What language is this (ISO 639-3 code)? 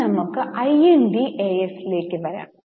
mal